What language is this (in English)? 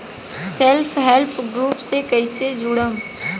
Bhojpuri